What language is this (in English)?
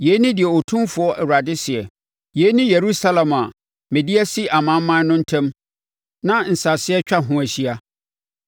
Akan